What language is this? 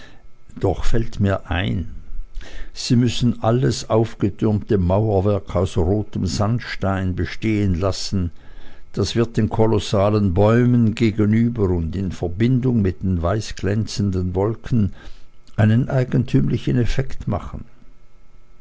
German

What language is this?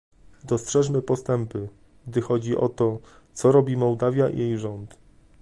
Polish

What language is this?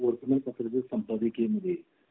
Marathi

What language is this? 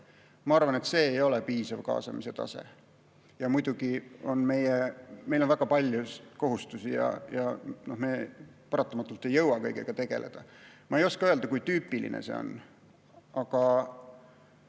Estonian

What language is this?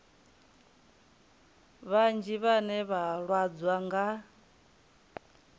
Venda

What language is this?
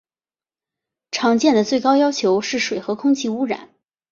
Chinese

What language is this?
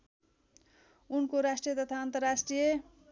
Nepali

